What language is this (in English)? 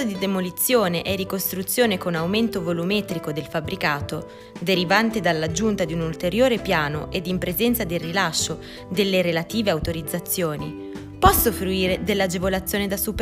Italian